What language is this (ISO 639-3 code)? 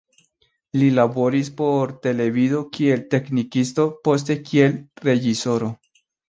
epo